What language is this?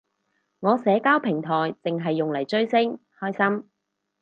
Cantonese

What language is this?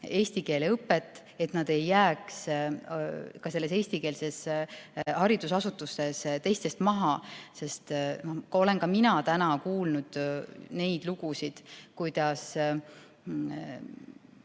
Estonian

